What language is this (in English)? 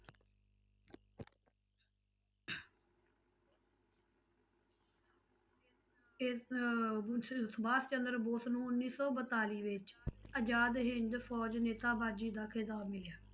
Punjabi